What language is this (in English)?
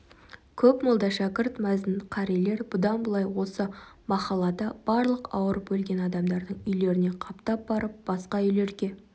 Kazakh